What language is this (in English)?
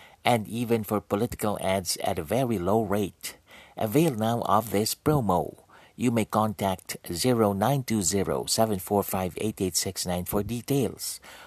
Filipino